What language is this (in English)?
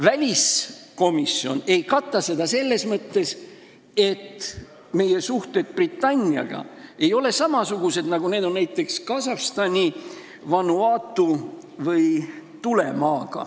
Estonian